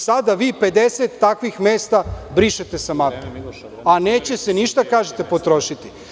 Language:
Serbian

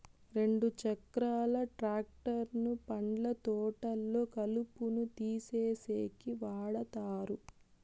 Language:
Telugu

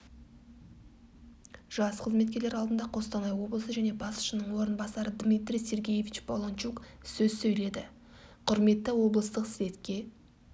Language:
Kazakh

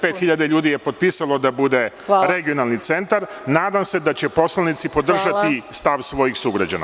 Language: Serbian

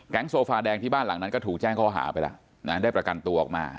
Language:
Thai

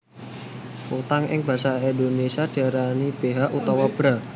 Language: Javanese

